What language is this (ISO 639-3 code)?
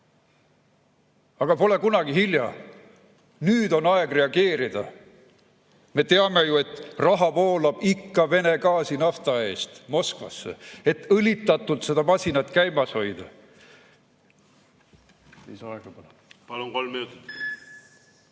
est